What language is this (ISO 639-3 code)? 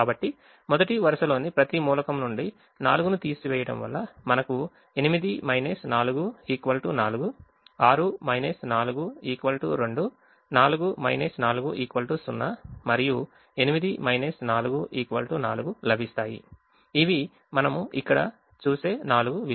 tel